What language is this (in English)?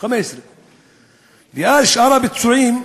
Hebrew